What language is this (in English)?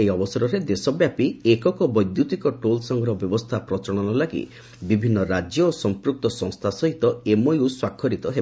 Odia